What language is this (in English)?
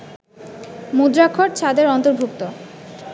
Bangla